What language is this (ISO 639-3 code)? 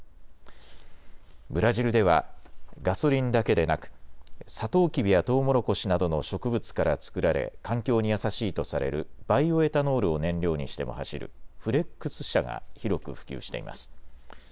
jpn